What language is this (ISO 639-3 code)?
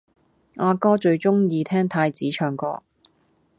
yue